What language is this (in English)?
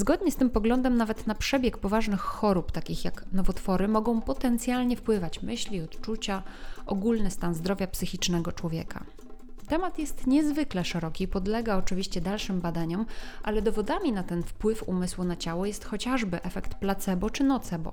Polish